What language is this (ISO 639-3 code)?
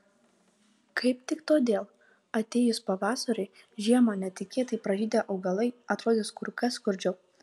lit